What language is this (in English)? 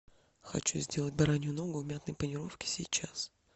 Russian